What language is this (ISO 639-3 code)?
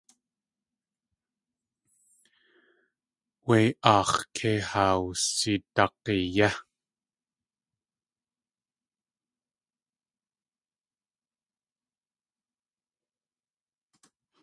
tli